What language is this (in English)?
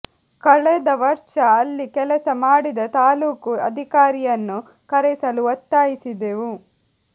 Kannada